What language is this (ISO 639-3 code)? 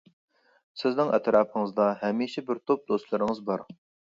uig